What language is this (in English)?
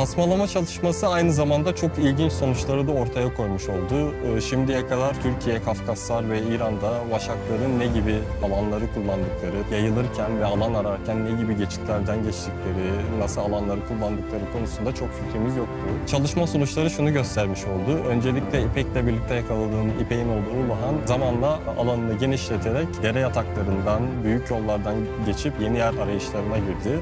Turkish